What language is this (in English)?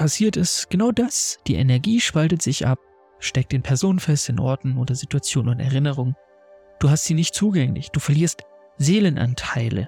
German